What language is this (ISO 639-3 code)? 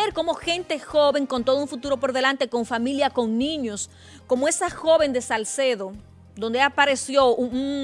spa